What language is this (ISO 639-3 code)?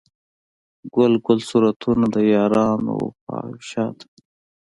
pus